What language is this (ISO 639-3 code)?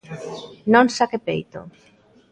glg